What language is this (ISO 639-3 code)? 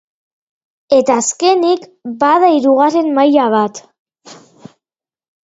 eus